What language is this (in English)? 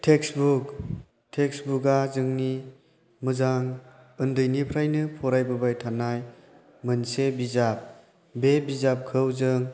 Bodo